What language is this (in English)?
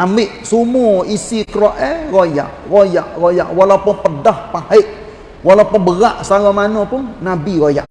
Malay